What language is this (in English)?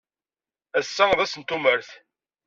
Kabyle